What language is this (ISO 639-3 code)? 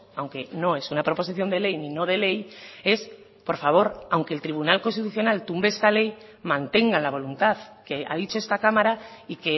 spa